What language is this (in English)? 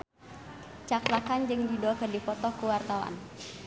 Sundanese